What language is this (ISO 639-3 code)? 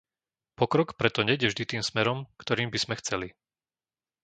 slk